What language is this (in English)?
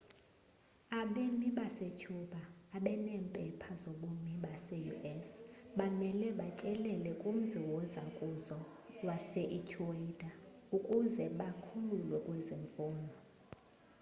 Xhosa